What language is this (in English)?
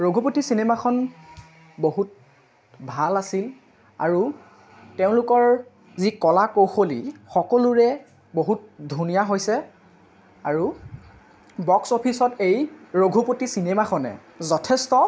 Assamese